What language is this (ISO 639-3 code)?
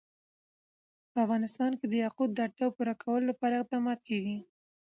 pus